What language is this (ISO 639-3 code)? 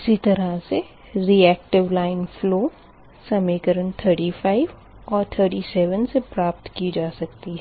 hin